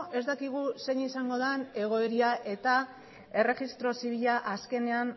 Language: Basque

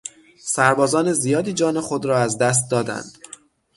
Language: Persian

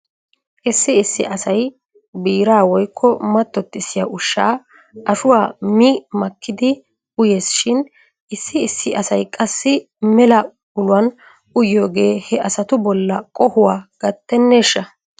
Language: Wolaytta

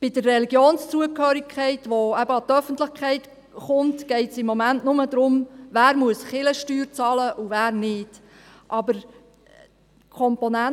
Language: Swiss German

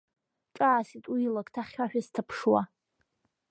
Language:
Abkhazian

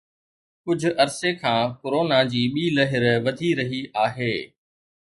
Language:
Sindhi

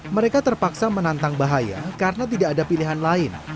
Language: Indonesian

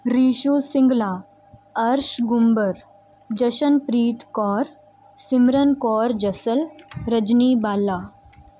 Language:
Punjabi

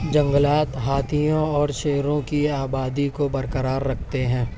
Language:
Urdu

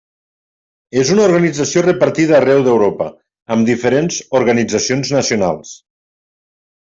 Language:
Catalan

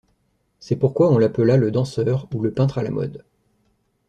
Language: French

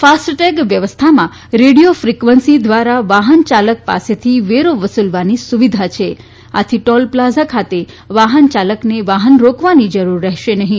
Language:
Gujarati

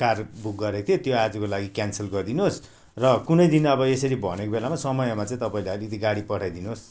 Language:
Nepali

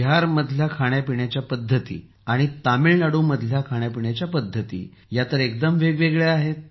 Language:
Marathi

